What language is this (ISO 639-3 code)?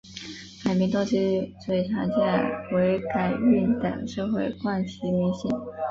zho